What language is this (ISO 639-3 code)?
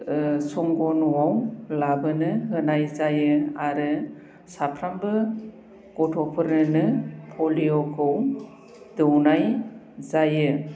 brx